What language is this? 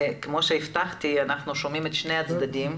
Hebrew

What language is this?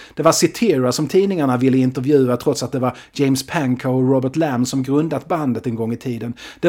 Swedish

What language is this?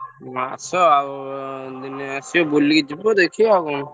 Odia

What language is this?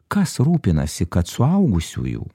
Lithuanian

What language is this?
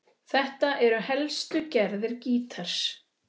Icelandic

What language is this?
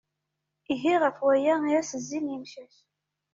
Kabyle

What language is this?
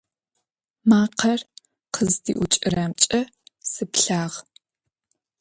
Adyghe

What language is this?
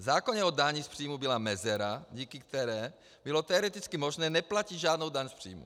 Czech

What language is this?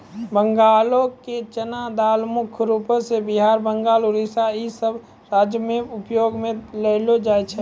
Maithili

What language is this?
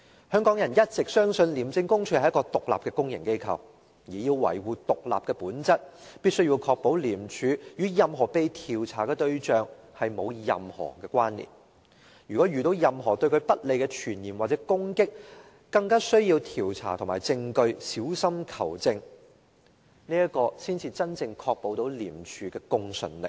Cantonese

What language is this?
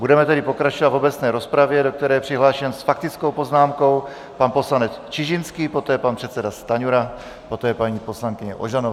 Czech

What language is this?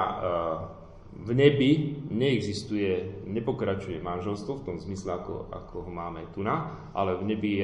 Slovak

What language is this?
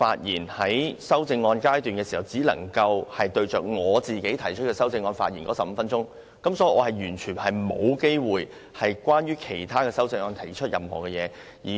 Cantonese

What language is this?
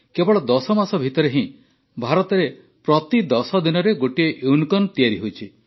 Odia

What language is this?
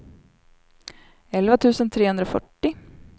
Swedish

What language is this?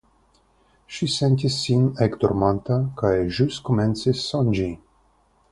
Esperanto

